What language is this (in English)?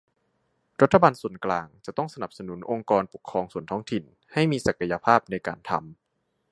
Thai